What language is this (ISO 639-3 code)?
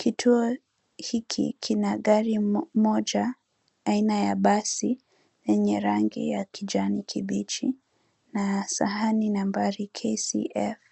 swa